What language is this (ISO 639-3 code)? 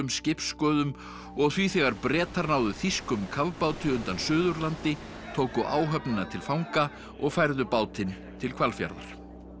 isl